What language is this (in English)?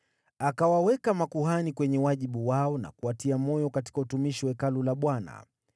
Swahili